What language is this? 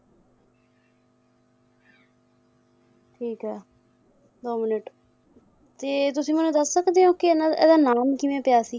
Punjabi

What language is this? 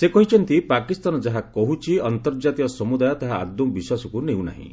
Odia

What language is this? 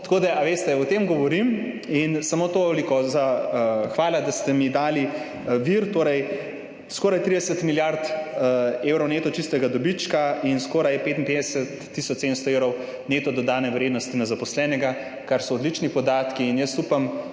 Slovenian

